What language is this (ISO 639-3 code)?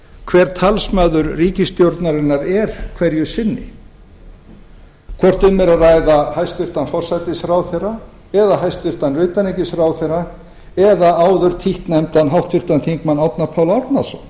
isl